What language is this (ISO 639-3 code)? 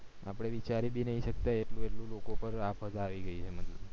guj